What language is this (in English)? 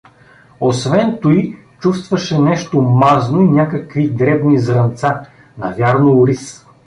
Bulgarian